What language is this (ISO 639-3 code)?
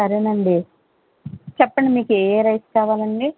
tel